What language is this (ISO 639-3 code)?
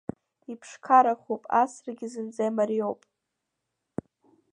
abk